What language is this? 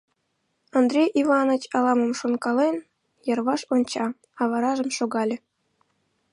Mari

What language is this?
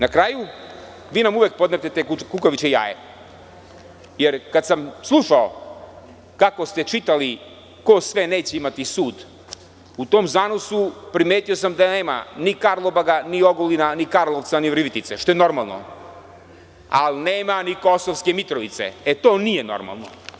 Serbian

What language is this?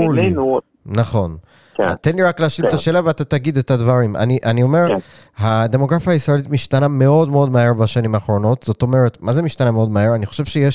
Hebrew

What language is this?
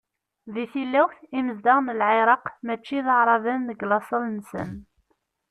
Kabyle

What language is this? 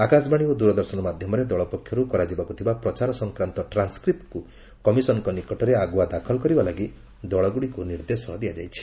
Odia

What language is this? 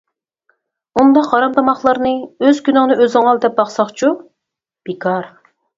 Uyghur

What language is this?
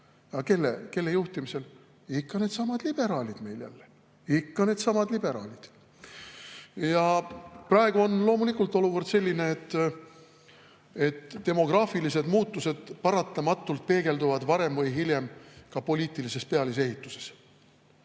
Estonian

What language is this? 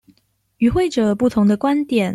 Chinese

